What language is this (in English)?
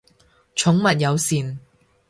Cantonese